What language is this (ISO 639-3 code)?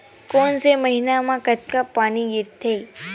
hne